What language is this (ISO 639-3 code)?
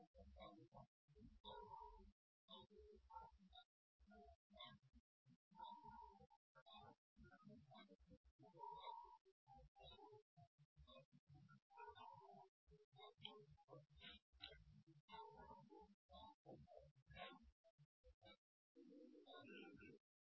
mar